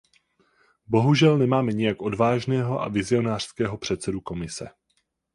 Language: Czech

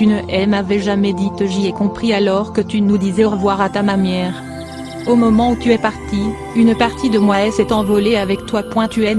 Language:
French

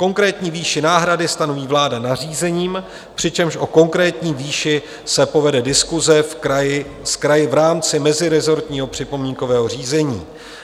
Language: Czech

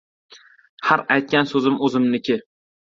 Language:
Uzbek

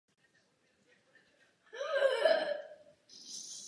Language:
Czech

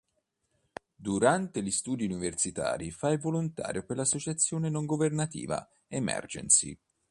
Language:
Italian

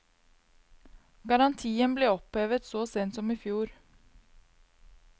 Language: Norwegian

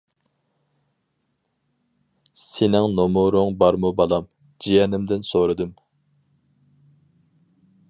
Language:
Uyghur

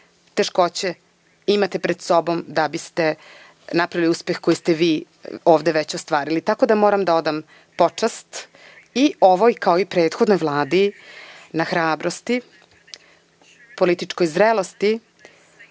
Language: Serbian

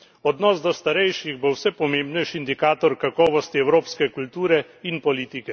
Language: Slovenian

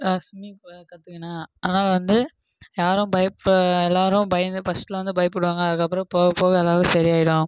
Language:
Tamil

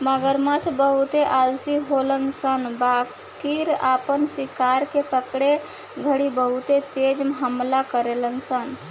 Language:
Bhojpuri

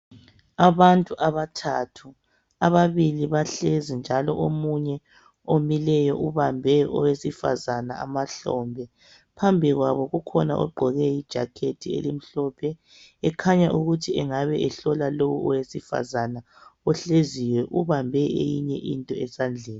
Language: North Ndebele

